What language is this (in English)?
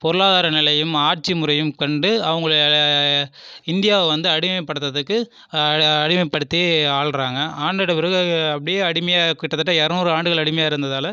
Tamil